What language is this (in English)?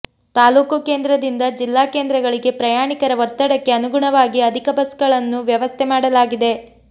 Kannada